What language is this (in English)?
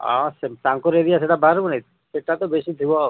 Odia